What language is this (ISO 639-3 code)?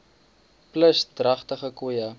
afr